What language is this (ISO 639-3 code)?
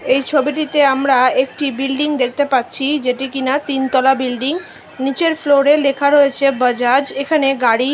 ben